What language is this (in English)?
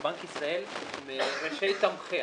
Hebrew